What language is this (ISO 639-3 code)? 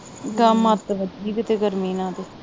pan